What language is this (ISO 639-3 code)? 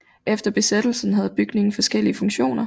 dan